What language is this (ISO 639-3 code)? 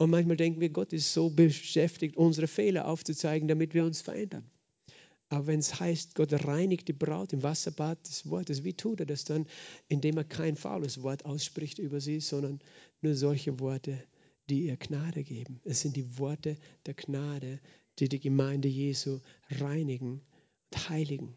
deu